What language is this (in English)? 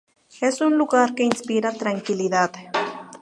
Spanish